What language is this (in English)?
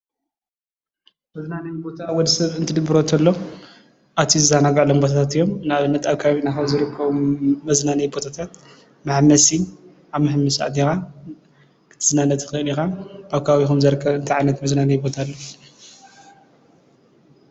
Tigrinya